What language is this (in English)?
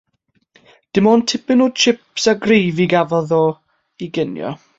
Welsh